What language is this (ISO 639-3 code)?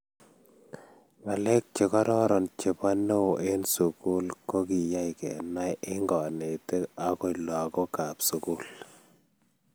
kln